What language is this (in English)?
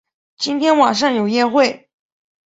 Chinese